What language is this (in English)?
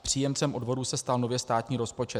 Czech